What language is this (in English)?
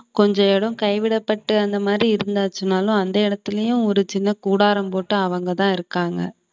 Tamil